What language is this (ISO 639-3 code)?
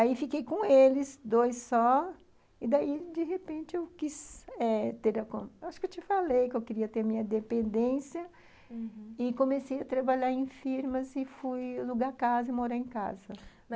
por